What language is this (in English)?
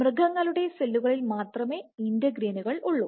Malayalam